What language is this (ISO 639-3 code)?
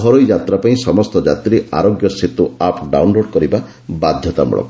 ori